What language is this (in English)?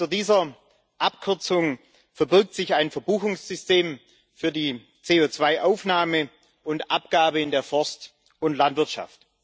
German